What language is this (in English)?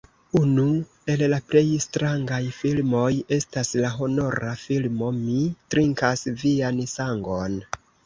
Esperanto